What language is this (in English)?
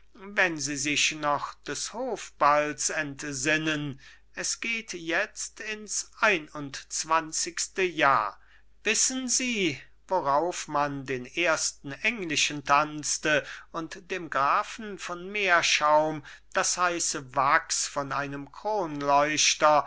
German